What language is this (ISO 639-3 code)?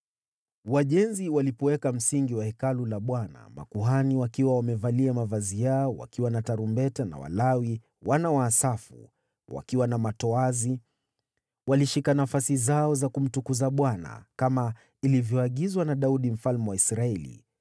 swa